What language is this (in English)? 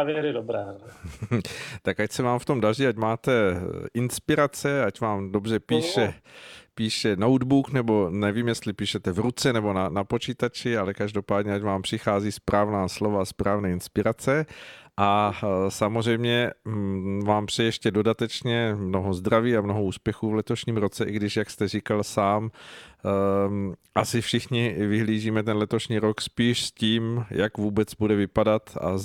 Czech